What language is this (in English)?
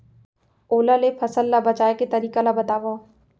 Chhattisgarhi